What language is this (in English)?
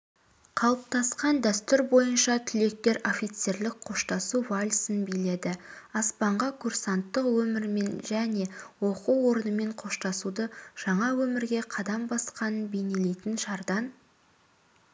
Kazakh